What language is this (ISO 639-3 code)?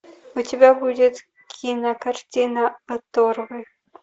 rus